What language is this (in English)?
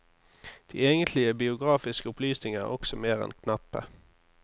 Norwegian